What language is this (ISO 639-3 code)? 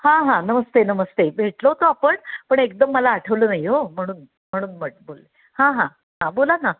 mar